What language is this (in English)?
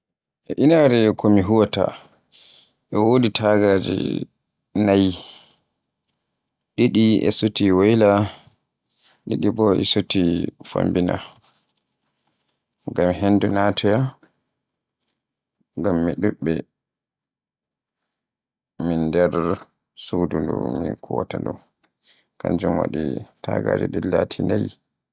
Borgu Fulfulde